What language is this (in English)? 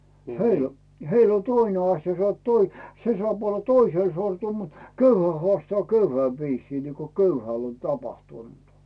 Finnish